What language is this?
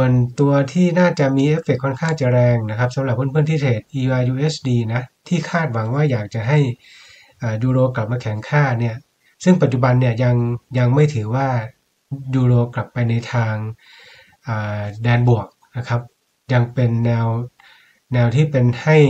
Thai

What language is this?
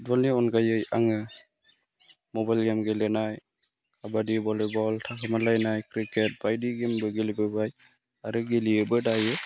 Bodo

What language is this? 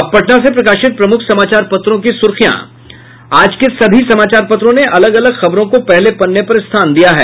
Hindi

